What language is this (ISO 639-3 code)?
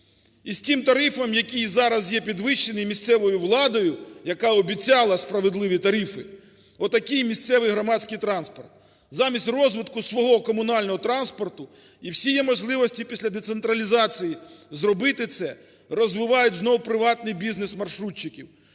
ukr